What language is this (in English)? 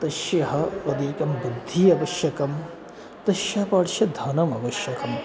Sanskrit